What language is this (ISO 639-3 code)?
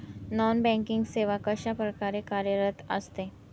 mar